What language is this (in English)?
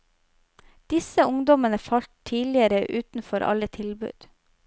Norwegian